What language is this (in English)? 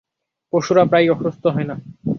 Bangla